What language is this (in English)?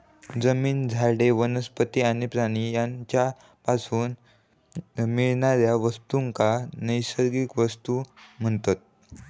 Marathi